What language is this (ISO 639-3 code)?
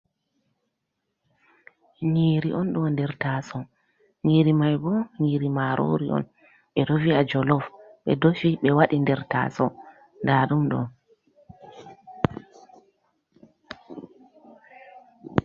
ful